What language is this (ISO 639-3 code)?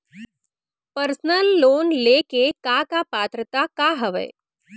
hne